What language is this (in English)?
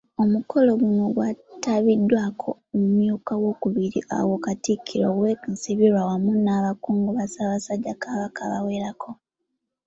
Ganda